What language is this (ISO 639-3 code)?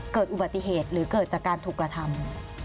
tha